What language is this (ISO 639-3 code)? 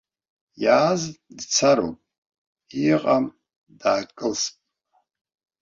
abk